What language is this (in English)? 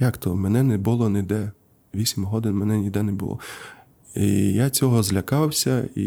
Ukrainian